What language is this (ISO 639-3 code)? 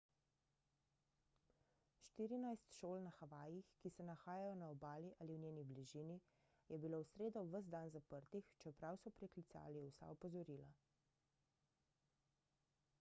slv